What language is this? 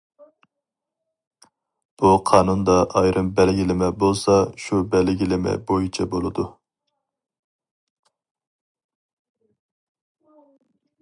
Uyghur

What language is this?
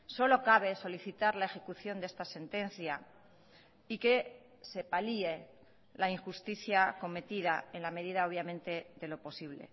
Spanish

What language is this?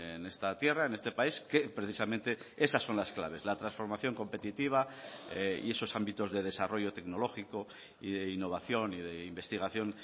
Spanish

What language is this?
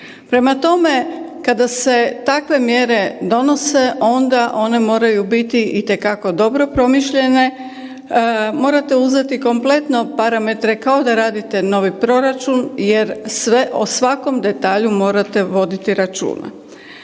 Croatian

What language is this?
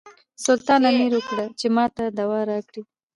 Pashto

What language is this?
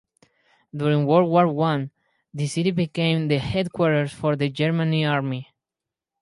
English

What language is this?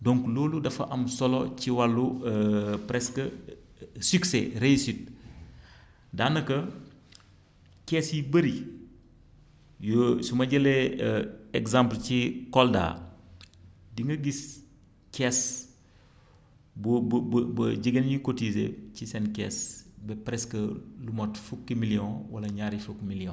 Wolof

